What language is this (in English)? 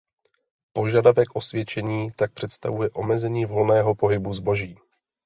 Czech